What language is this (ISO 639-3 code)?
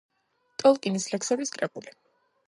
kat